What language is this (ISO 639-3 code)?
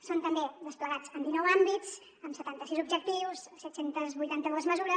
cat